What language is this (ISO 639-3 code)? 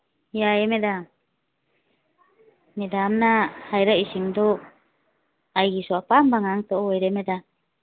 mni